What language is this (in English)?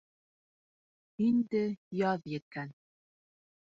Bashkir